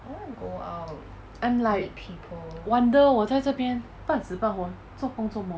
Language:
English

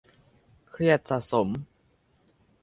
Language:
Thai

